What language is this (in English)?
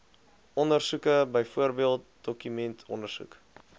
Afrikaans